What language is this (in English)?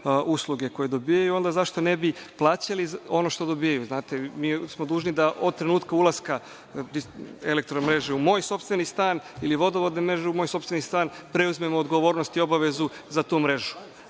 Serbian